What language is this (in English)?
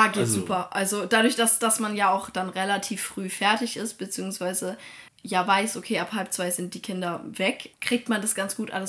German